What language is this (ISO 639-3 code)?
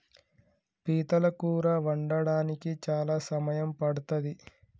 tel